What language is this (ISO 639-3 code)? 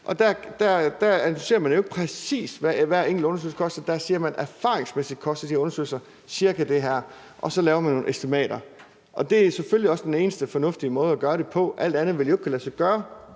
dan